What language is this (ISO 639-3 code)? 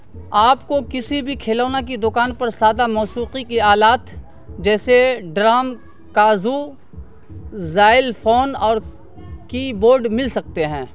urd